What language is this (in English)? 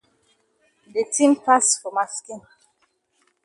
Cameroon Pidgin